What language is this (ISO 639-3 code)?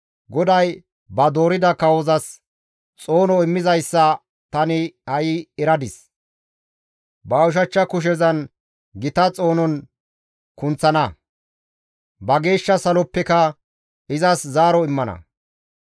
gmv